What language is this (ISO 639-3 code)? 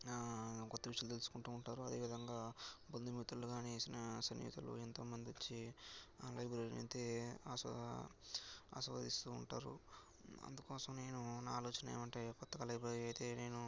tel